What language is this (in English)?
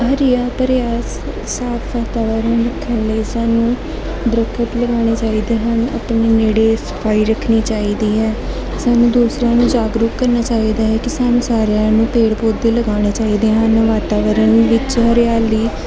Punjabi